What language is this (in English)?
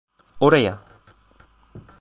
Turkish